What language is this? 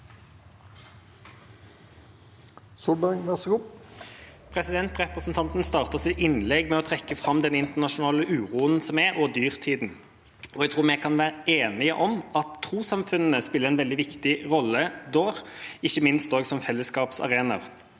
Norwegian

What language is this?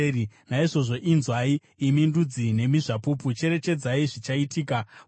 Shona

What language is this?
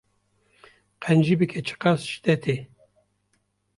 Kurdish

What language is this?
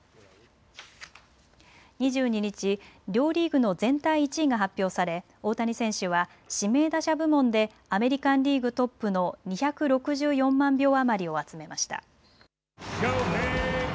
Japanese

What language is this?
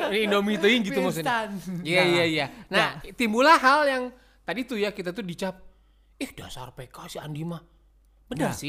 Indonesian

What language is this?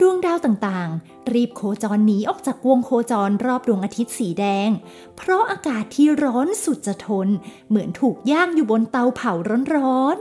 Thai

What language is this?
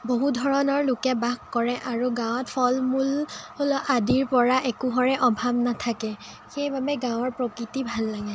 Assamese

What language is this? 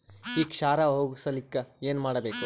Kannada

